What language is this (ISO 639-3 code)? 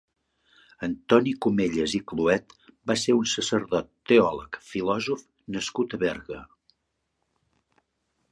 cat